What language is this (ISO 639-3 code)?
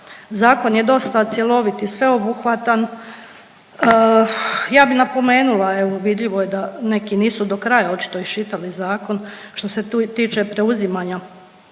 hrv